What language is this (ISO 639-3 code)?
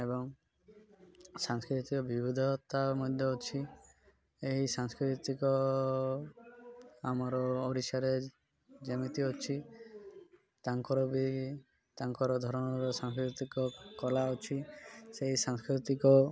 ori